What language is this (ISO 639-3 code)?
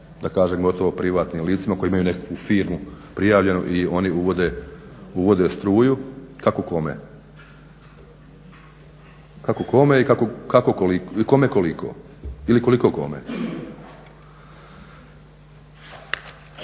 hrv